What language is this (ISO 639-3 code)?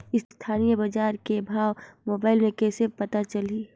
hne